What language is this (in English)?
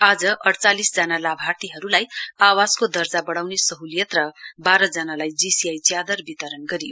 Nepali